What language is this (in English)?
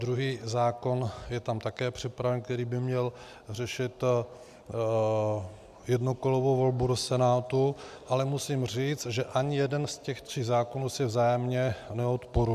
Czech